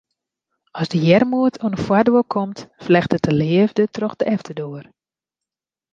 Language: Western Frisian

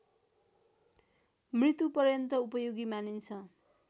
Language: Nepali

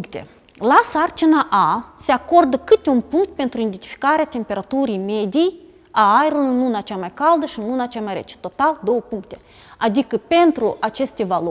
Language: Romanian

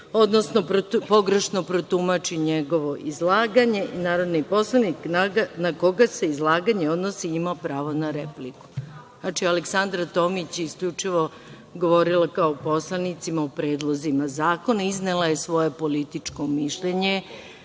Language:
Serbian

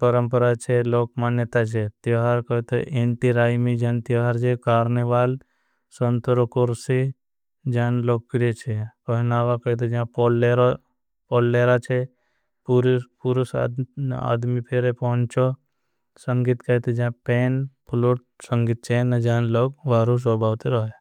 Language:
Bhili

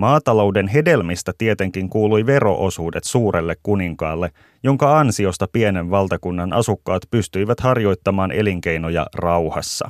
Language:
Finnish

